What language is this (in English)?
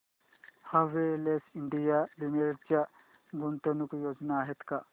Marathi